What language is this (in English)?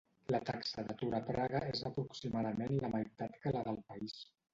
Catalan